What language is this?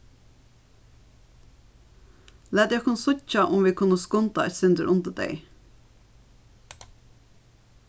Faroese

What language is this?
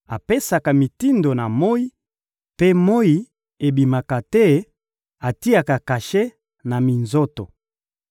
Lingala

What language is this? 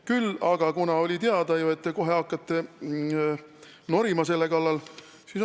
Estonian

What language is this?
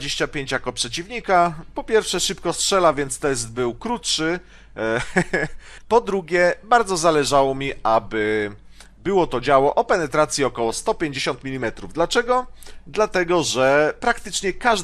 Polish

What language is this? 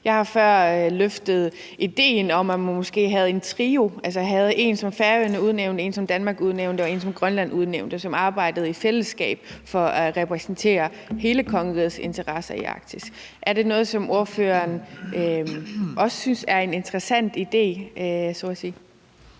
Danish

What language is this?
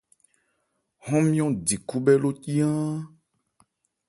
Ebrié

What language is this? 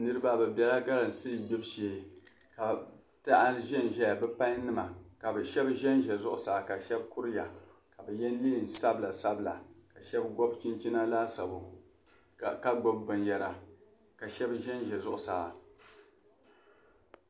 Dagbani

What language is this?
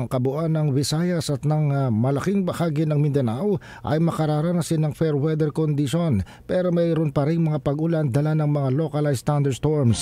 Filipino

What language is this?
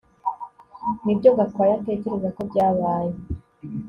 Kinyarwanda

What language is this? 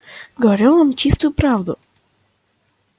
Russian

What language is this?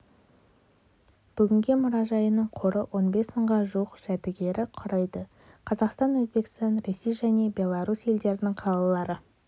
Kazakh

